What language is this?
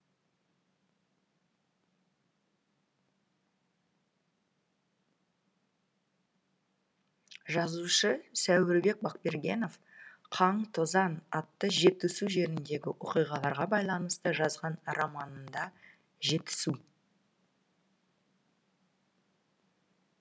Kazakh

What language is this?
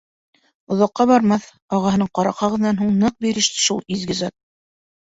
Bashkir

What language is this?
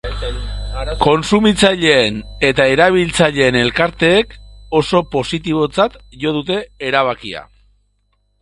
Basque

